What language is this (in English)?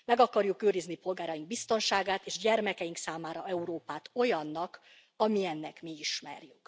Hungarian